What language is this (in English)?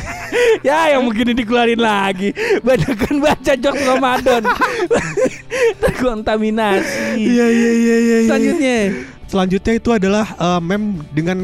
Indonesian